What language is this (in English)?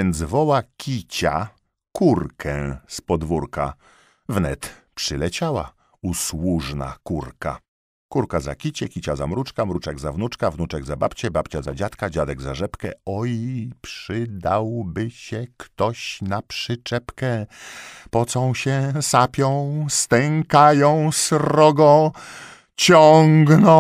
Polish